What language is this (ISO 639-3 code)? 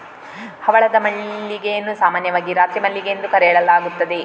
kan